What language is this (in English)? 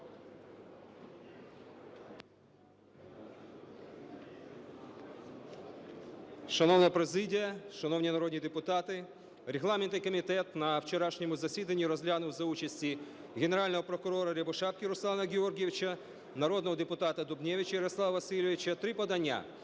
Ukrainian